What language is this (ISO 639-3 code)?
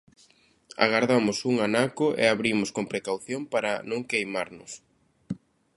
glg